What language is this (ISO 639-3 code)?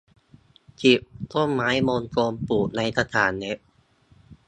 tha